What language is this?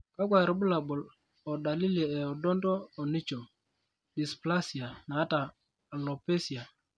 Masai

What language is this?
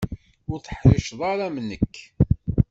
Kabyle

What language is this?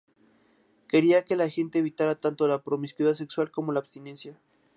Spanish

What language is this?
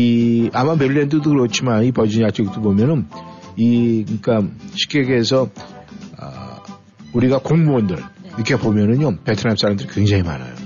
Korean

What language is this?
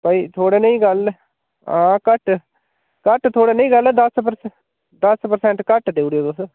Dogri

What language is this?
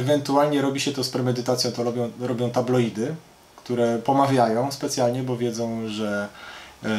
Polish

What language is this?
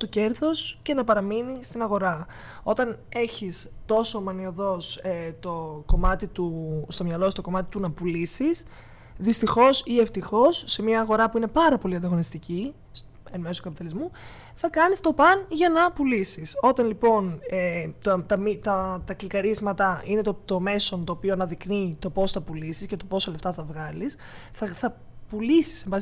Greek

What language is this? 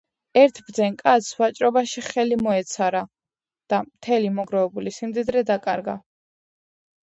Georgian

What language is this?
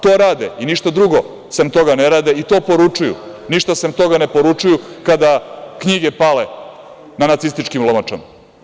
Serbian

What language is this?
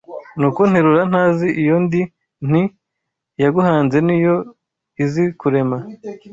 Kinyarwanda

